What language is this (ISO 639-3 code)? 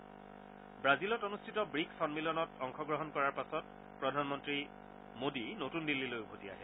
asm